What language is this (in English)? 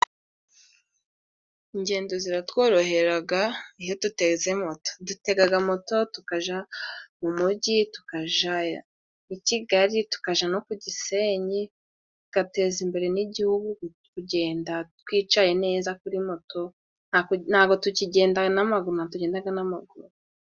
Kinyarwanda